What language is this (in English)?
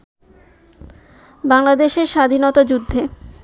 Bangla